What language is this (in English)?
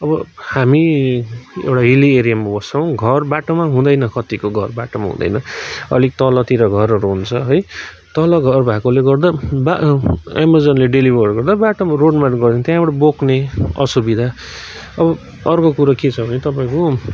Nepali